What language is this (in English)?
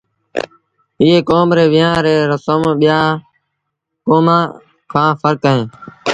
Sindhi Bhil